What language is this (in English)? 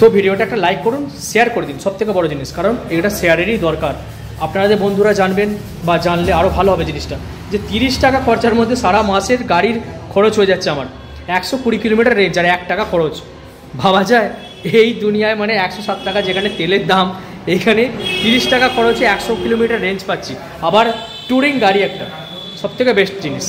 Bangla